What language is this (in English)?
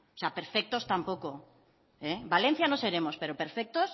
Spanish